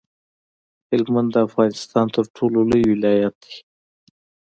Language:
Pashto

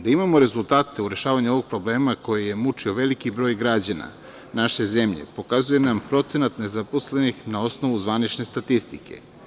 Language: Serbian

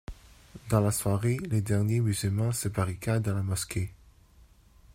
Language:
French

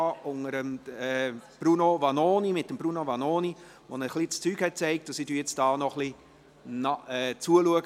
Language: Swiss German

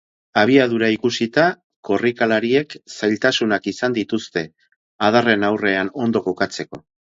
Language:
Basque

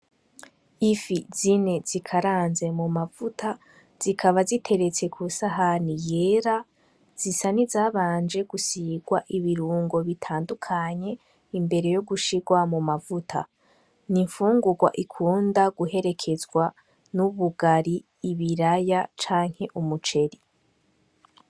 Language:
Rundi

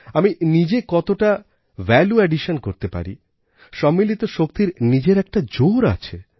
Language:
Bangla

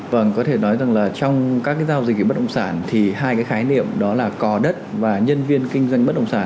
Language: Vietnamese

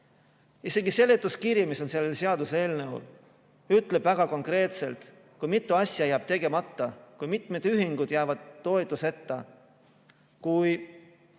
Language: Estonian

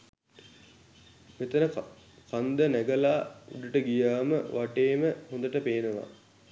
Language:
Sinhala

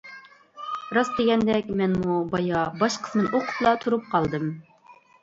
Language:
Uyghur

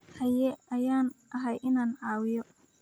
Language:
Somali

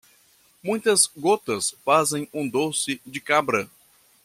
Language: Portuguese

